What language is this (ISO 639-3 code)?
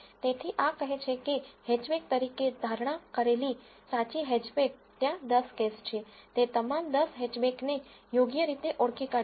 guj